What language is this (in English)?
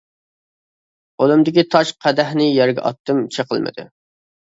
Uyghur